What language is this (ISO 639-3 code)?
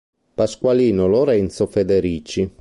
ita